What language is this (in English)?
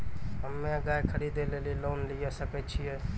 Maithili